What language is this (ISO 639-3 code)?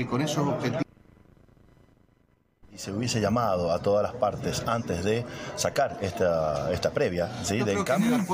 spa